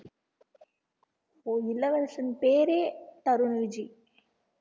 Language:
Tamil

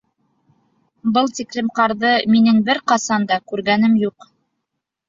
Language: Bashkir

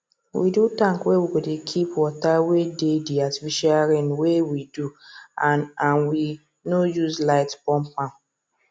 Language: Nigerian Pidgin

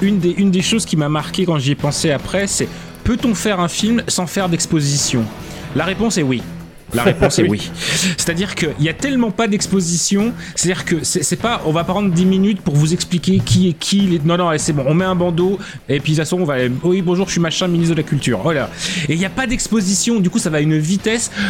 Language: French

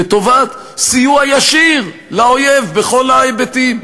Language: Hebrew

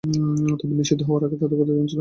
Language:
Bangla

